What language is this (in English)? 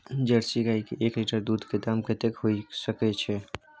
Maithili